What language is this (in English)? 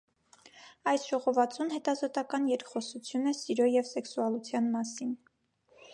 Armenian